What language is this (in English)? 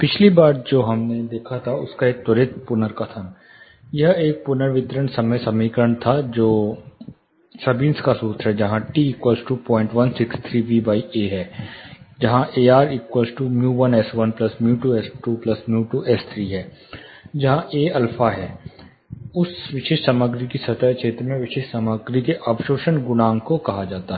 Hindi